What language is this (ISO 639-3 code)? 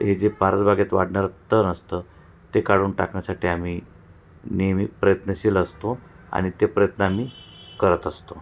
mar